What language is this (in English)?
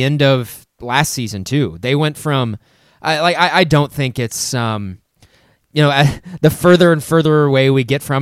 English